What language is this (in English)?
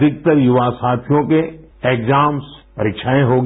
Hindi